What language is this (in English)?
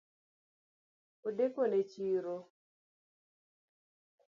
Luo (Kenya and Tanzania)